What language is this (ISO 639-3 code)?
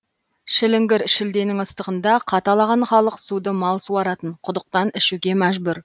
kaz